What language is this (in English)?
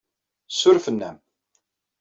Kabyle